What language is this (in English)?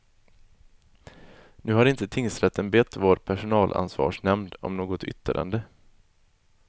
Swedish